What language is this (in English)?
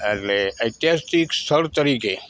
Gujarati